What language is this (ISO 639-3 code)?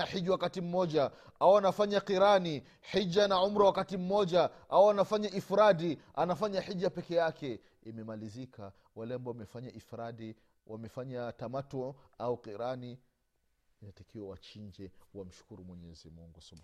swa